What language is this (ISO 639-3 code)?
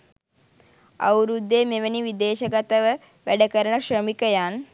sin